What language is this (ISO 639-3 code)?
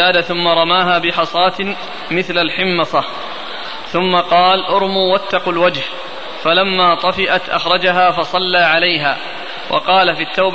ara